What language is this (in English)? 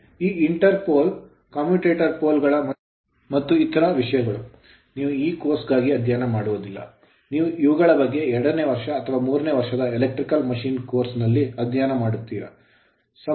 Kannada